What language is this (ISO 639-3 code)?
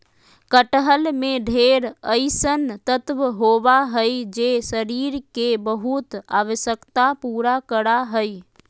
mag